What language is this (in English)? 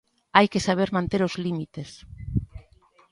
Galician